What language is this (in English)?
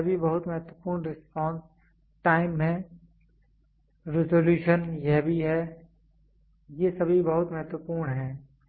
Hindi